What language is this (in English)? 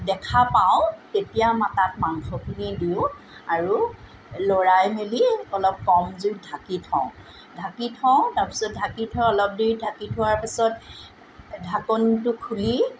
Assamese